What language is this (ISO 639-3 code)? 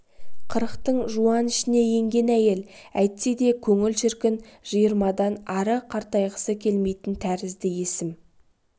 kaz